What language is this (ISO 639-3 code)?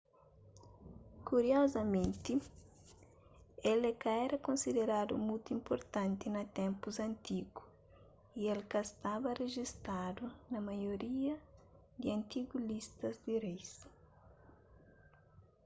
kea